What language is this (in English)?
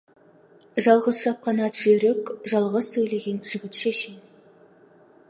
Kazakh